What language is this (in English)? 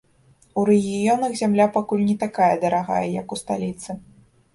Belarusian